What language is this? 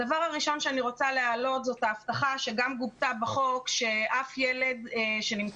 Hebrew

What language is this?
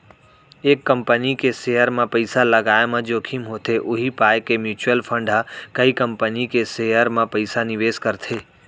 Chhattisgarhi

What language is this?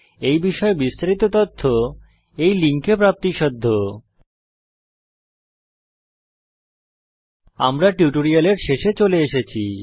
Bangla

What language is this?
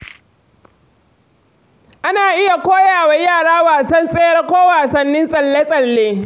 Hausa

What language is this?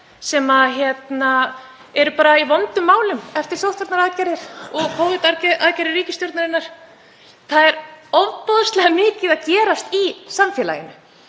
Icelandic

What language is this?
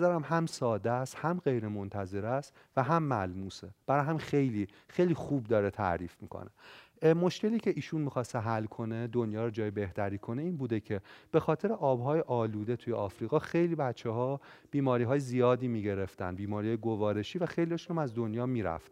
Persian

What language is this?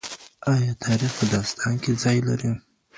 Pashto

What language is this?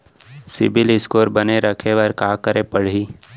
Chhattisgarhi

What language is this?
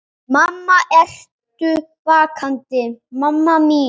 Icelandic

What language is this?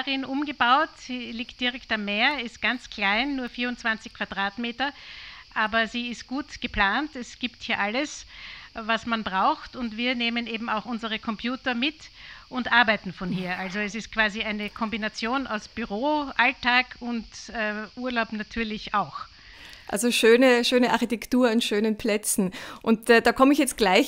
German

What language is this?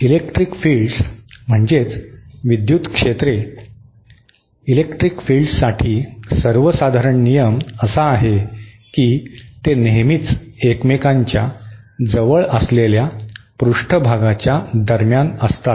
Marathi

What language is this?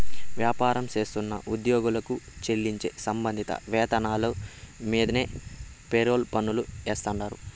Telugu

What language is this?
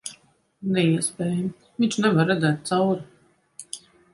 Latvian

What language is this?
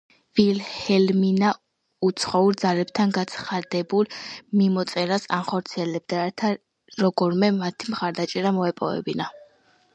Georgian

